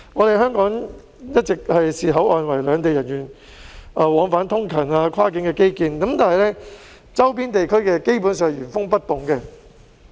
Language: Cantonese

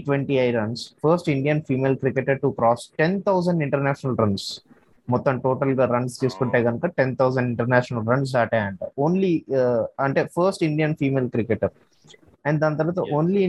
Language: Telugu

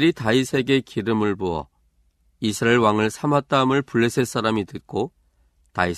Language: Korean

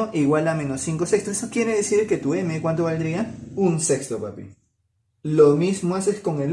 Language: Spanish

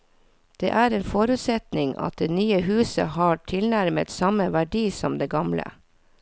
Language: Norwegian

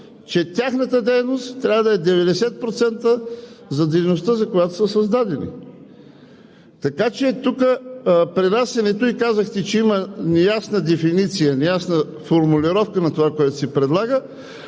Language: Bulgarian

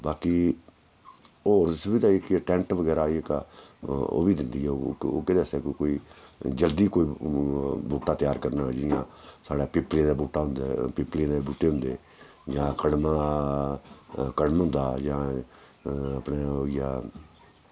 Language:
Dogri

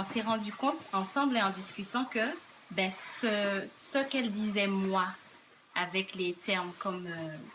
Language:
French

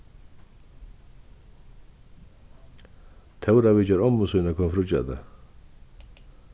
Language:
Faroese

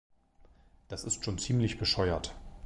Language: German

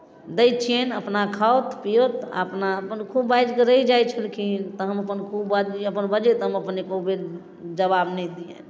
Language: Maithili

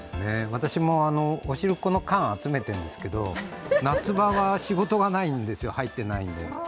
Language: Japanese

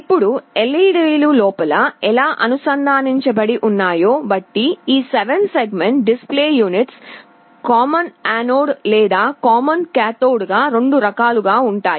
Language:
Telugu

